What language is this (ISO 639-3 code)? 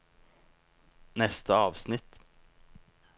nor